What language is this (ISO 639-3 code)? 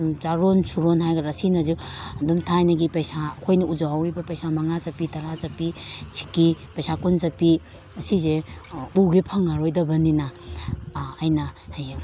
mni